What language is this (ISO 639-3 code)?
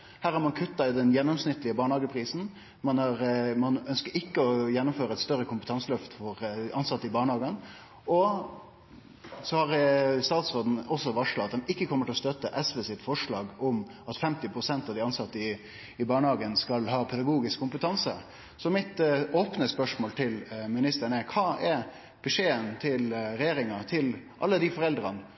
nno